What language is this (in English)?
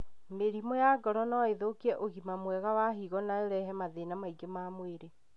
Kikuyu